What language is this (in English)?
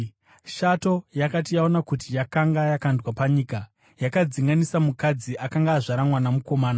Shona